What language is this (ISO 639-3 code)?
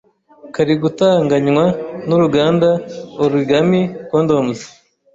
kin